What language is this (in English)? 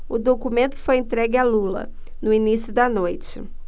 Portuguese